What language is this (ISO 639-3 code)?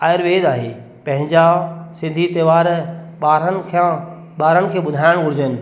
snd